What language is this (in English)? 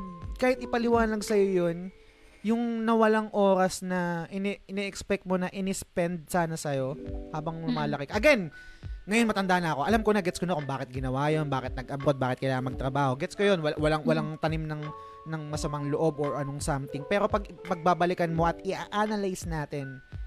Filipino